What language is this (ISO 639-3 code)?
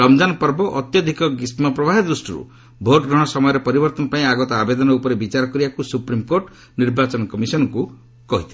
ori